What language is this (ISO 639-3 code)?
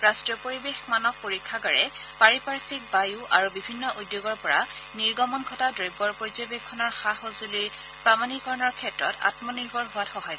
asm